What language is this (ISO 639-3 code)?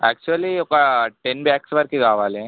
tel